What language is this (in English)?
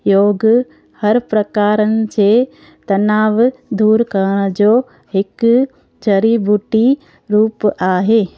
Sindhi